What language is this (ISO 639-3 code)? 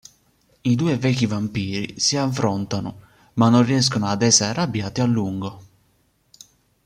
ita